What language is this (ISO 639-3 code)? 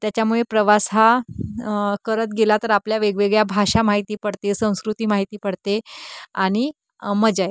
mar